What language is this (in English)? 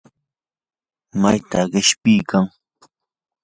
Yanahuanca Pasco Quechua